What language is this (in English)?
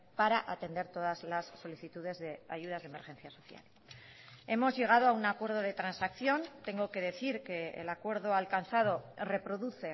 Spanish